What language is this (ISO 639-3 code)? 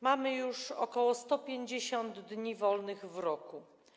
pol